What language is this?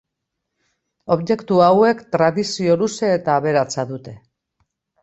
Basque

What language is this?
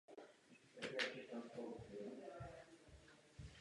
Czech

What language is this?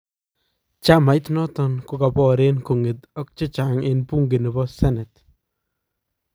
Kalenjin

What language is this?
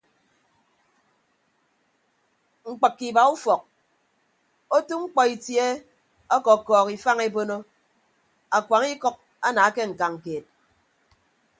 Ibibio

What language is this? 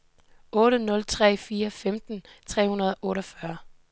Danish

